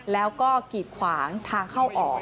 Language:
Thai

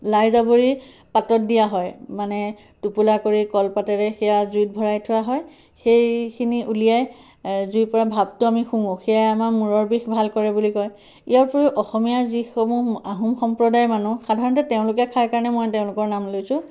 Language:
Assamese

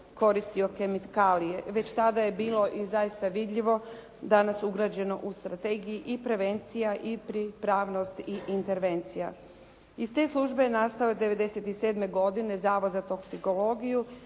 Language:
Croatian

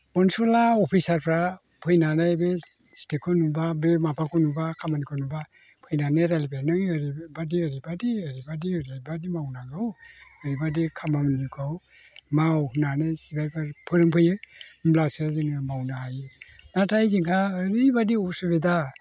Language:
Bodo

